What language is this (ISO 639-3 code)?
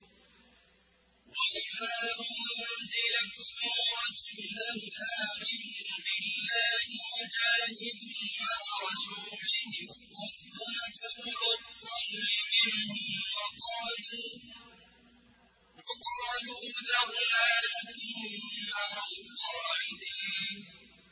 ara